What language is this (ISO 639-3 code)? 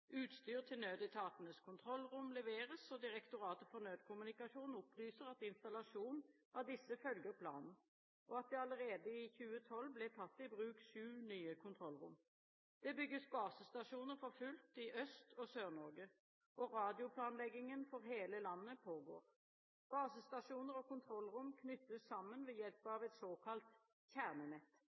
nob